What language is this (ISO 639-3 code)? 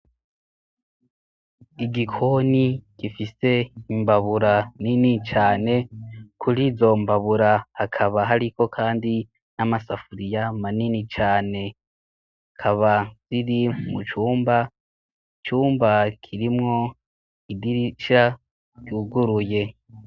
run